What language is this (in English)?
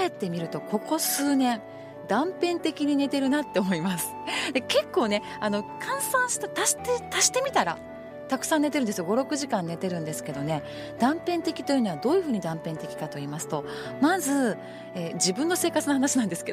Japanese